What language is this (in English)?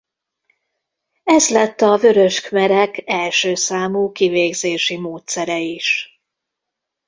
Hungarian